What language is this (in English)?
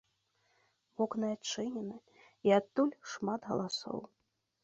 Belarusian